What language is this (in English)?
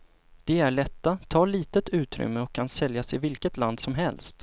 Swedish